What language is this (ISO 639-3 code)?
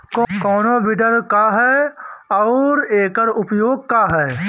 bho